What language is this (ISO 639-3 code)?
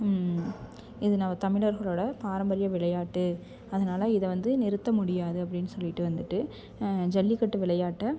tam